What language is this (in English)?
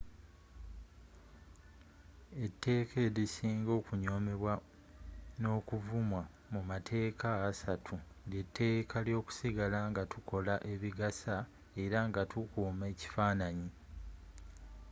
Ganda